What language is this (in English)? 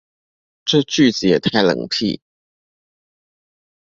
Chinese